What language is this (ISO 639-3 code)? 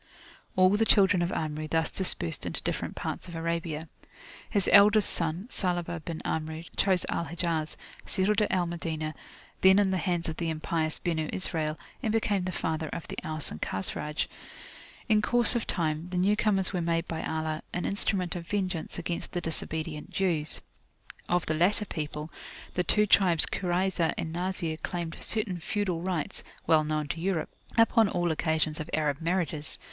eng